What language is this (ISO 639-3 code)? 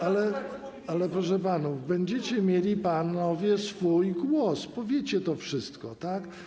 pol